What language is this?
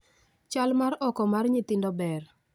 Luo (Kenya and Tanzania)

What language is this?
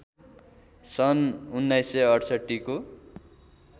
Nepali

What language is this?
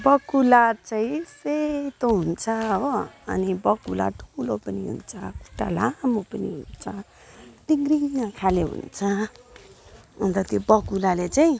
Nepali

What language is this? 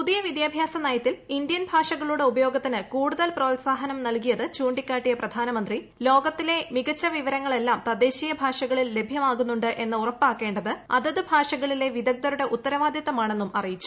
Malayalam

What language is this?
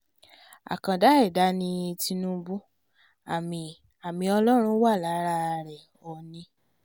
Yoruba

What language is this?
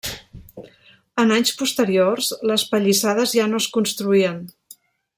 Catalan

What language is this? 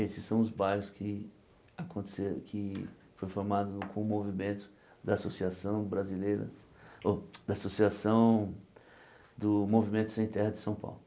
Portuguese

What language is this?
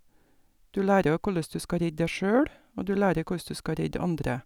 Norwegian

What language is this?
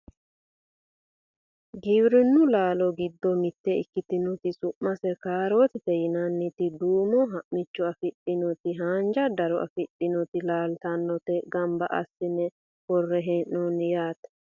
Sidamo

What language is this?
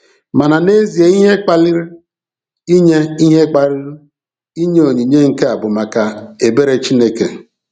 Igbo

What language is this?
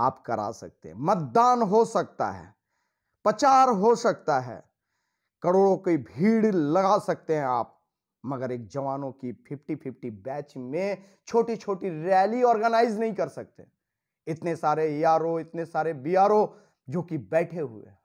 Hindi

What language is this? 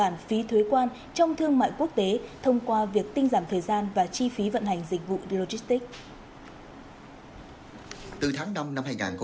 Vietnamese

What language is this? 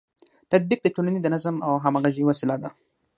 Pashto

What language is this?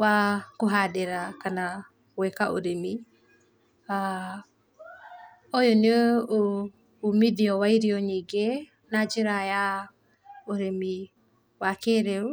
Kikuyu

